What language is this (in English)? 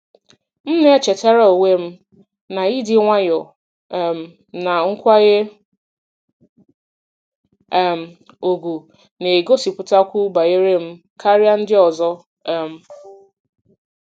Igbo